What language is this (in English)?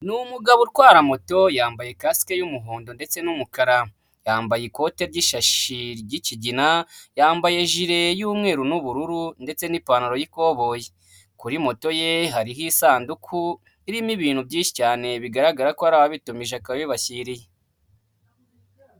Kinyarwanda